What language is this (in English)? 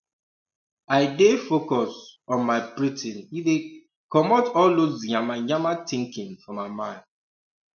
Nigerian Pidgin